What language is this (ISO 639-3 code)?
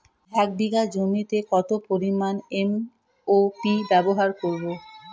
ben